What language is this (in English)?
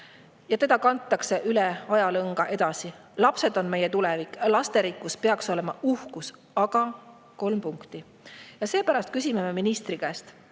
Estonian